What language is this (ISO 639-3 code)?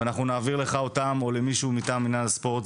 heb